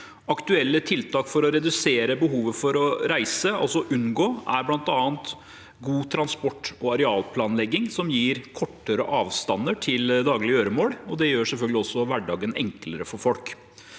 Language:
Norwegian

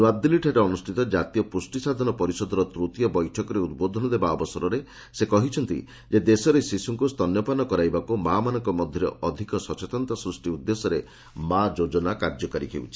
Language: Odia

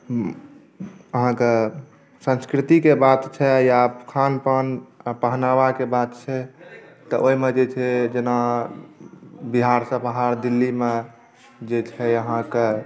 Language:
Maithili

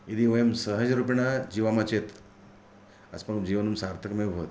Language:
Sanskrit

